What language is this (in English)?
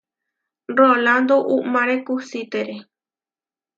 Huarijio